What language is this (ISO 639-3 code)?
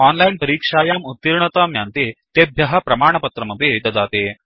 san